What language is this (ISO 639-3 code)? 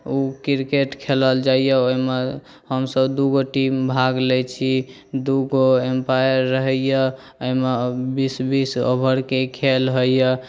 mai